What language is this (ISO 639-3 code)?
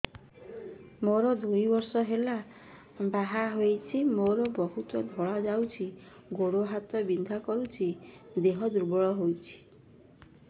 ori